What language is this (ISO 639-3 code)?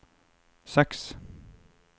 nor